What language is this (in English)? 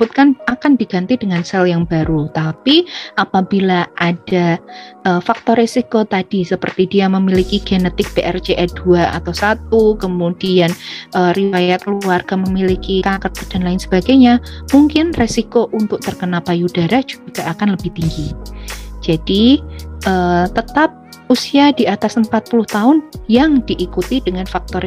Indonesian